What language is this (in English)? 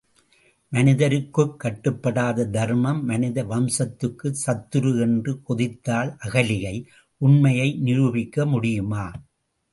Tamil